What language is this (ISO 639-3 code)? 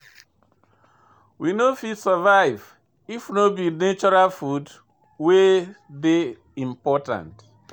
pcm